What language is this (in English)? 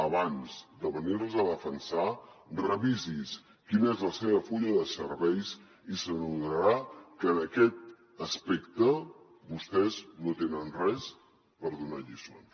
Catalan